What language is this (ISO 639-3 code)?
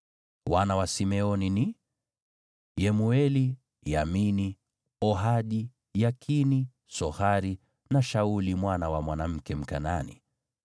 swa